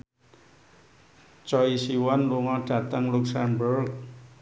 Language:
Javanese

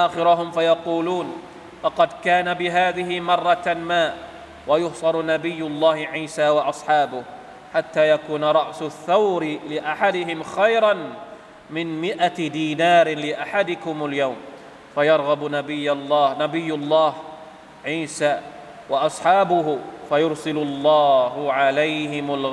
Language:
Thai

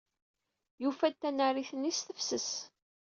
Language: Kabyle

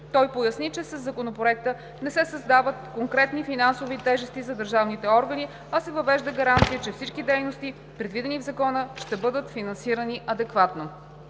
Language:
Bulgarian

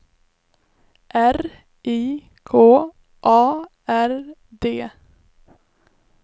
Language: Swedish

